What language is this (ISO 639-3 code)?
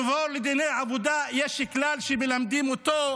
heb